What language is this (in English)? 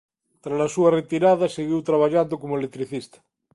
Galician